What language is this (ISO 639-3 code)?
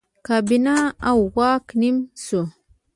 pus